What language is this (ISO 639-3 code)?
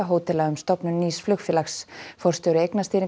isl